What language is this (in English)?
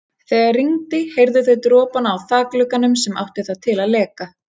Icelandic